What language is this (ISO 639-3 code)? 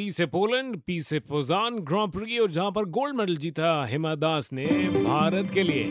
hin